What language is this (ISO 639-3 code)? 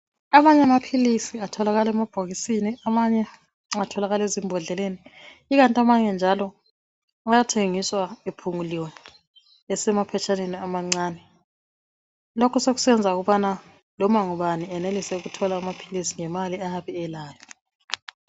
nde